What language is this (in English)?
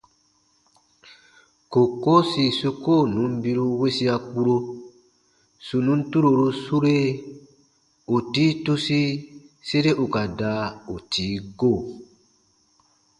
Baatonum